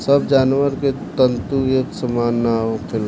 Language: Bhojpuri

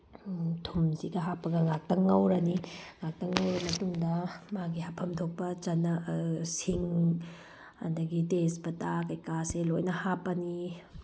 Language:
Manipuri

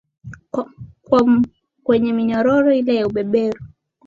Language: Swahili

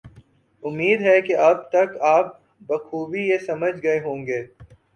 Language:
Urdu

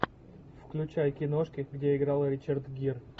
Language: Russian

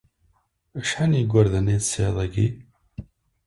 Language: Kabyle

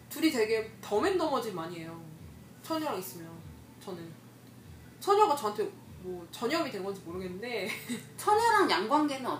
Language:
Korean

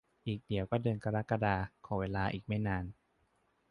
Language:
Thai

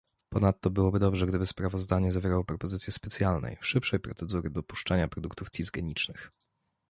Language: Polish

